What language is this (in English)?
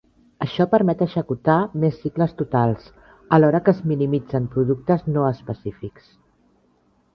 Catalan